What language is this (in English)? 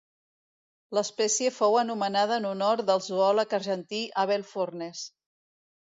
Catalan